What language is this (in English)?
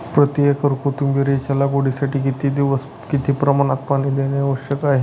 Marathi